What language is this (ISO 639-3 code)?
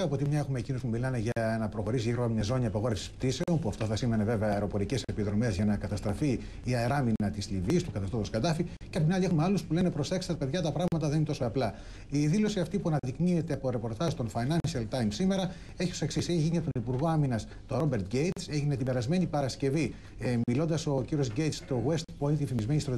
ell